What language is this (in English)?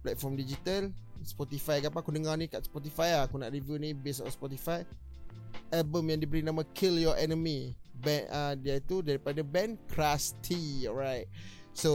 Malay